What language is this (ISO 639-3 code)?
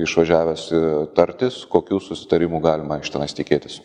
lit